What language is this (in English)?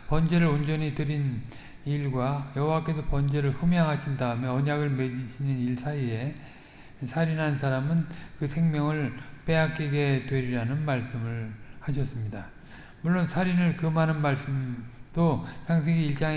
Korean